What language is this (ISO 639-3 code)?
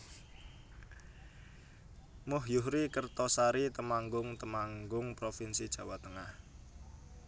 jav